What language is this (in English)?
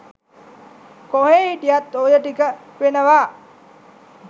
Sinhala